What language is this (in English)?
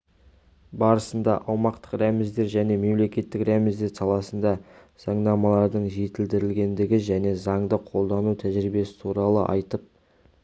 Kazakh